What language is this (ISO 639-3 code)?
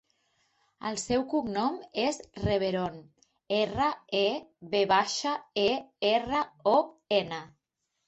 cat